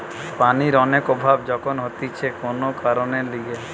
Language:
Bangla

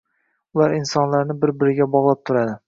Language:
Uzbek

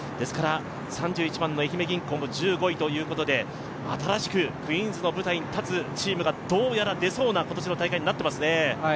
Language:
Japanese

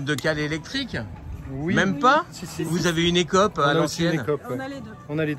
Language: French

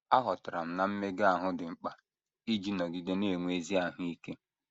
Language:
Igbo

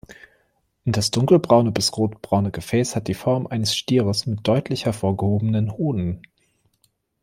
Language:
German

